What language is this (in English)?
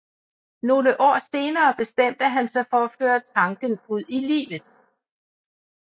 Danish